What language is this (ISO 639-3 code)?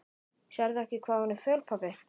isl